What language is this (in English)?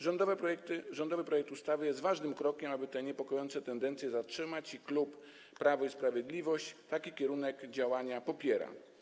Polish